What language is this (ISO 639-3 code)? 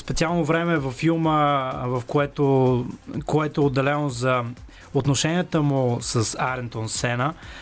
bul